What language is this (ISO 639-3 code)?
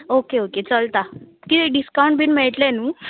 kok